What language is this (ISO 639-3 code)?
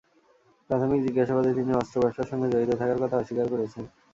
ben